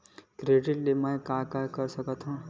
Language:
Chhattisgarhi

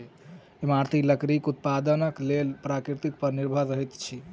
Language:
Maithili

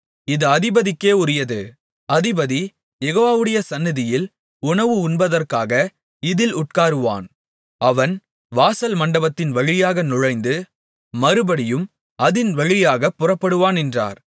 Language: Tamil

